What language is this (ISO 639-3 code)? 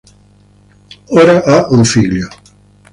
ita